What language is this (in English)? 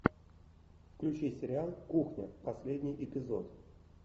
Russian